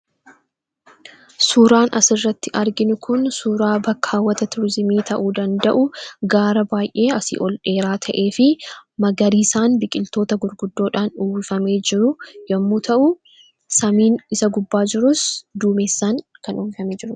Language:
Oromo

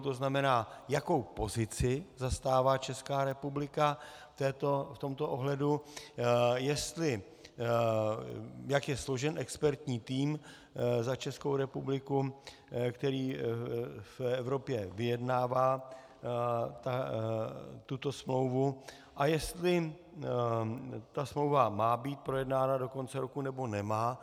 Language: Czech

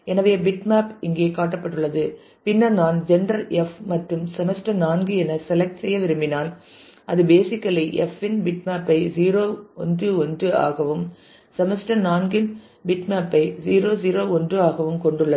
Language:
Tamil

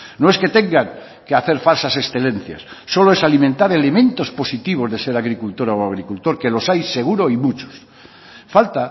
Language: Spanish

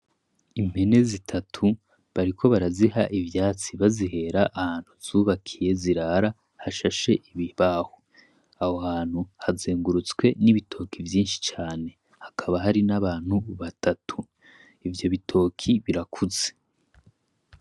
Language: Rundi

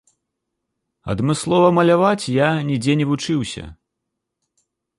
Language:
Belarusian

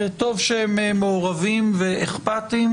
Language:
Hebrew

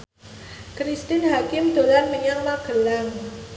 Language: Javanese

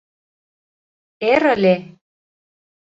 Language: Mari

